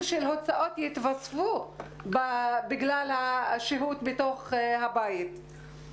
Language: Hebrew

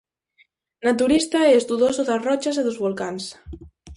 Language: Galician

